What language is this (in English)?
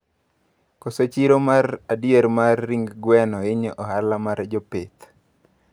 Luo (Kenya and Tanzania)